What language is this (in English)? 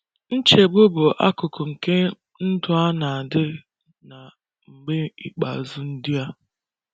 Igbo